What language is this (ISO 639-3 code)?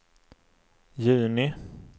swe